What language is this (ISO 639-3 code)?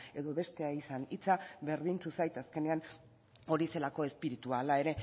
eus